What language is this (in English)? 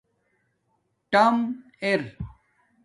Domaaki